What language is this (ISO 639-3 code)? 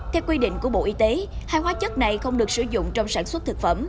vie